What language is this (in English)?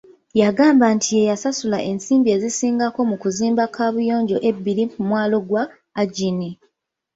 Ganda